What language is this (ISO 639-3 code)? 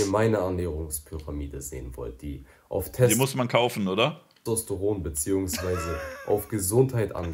deu